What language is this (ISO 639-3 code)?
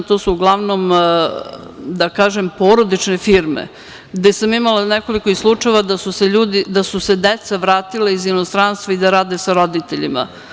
srp